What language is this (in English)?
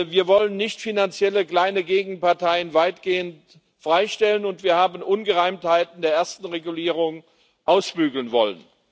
German